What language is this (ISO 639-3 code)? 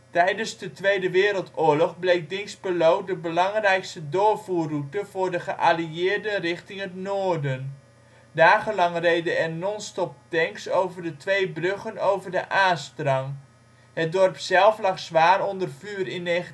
nld